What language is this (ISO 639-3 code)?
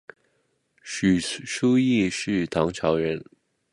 zho